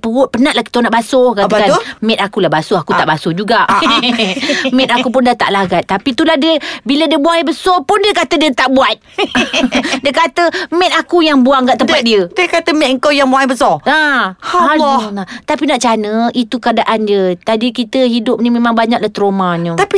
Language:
Malay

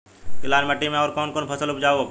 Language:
Bhojpuri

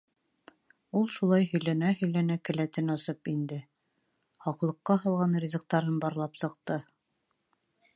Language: Bashkir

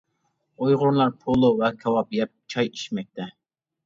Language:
Uyghur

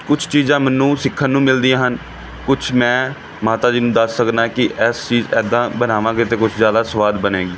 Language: Punjabi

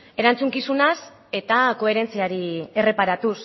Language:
Basque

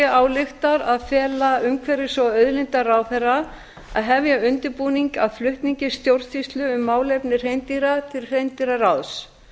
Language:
Icelandic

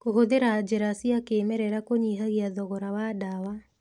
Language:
Kikuyu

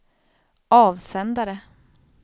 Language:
Swedish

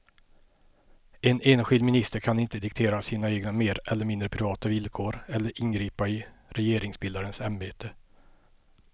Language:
Swedish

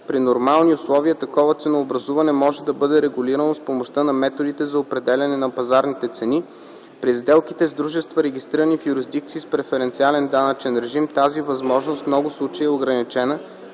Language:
Bulgarian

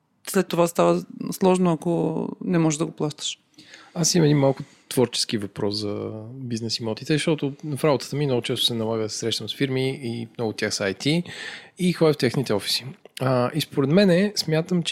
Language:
Bulgarian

